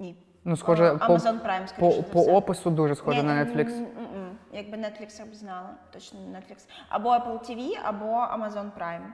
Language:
Ukrainian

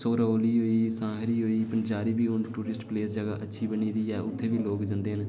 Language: Dogri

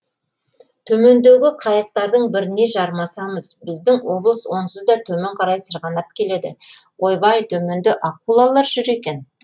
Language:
Kazakh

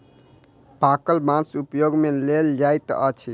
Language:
Maithili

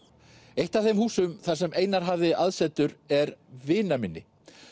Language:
Icelandic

